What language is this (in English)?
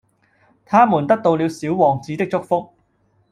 Cantonese